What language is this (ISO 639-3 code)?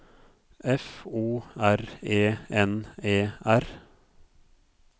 nor